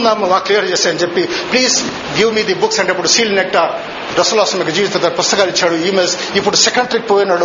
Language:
Telugu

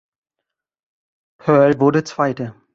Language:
German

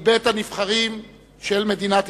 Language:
Hebrew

